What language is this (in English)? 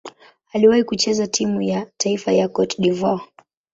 Swahili